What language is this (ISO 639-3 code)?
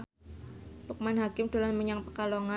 jav